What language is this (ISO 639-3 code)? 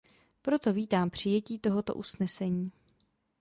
ces